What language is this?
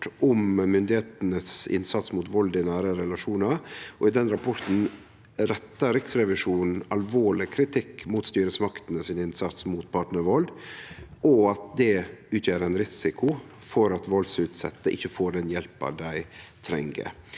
Norwegian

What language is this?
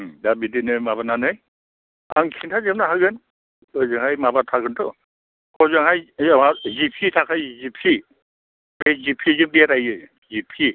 Bodo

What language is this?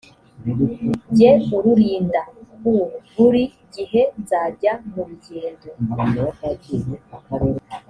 Kinyarwanda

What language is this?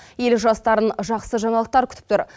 Kazakh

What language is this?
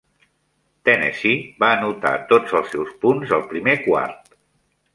Catalan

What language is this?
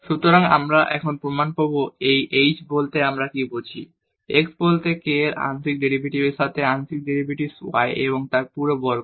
Bangla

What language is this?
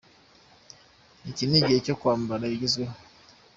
Kinyarwanda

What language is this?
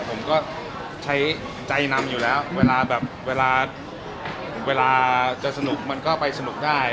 Thai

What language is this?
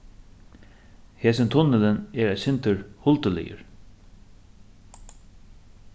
Faroese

